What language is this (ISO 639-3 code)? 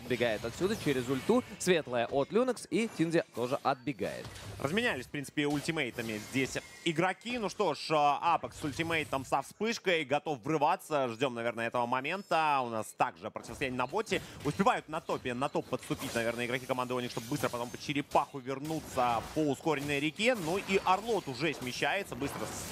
rus